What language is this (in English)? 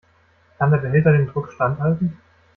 German